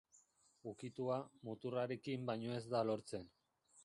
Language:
Basque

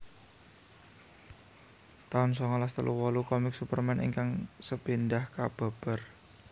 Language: Javanese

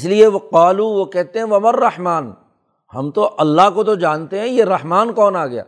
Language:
Urdu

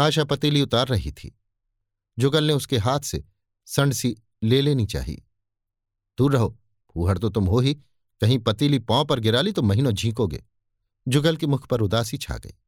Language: Hindi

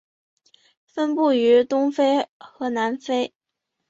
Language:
Chinese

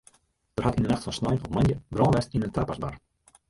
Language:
Western Frisian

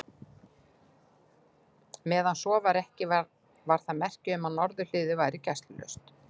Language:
Icelandic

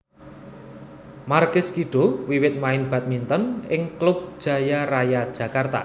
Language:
Javanese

